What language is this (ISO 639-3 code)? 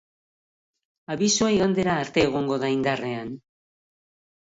eus